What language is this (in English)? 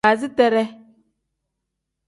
Tem